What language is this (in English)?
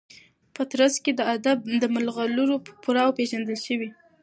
Pashto